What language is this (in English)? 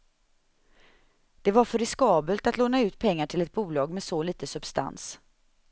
Swedish